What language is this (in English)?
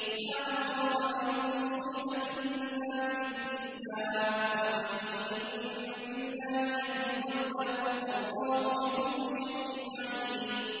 Arabic